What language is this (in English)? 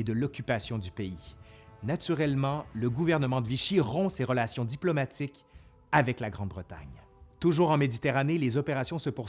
French